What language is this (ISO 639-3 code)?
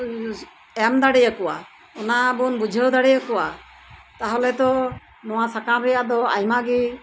sat